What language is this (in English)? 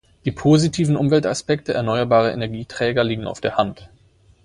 German